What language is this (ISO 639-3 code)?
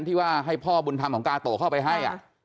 tha